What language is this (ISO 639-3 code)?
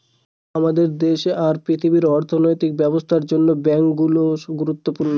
ben